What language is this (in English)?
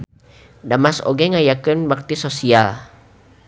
Sundanese